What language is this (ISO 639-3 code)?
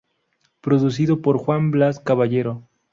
spa